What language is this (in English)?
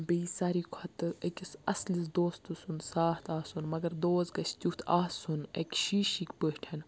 Kashmiri